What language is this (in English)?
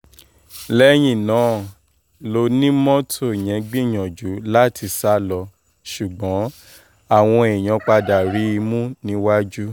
Yoruba